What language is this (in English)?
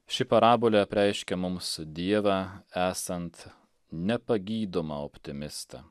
Lithuanian